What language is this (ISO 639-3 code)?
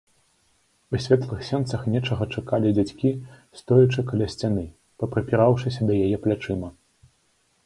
bel